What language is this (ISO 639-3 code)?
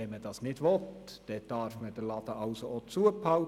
gsw